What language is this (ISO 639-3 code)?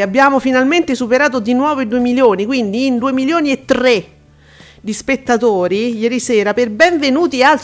ita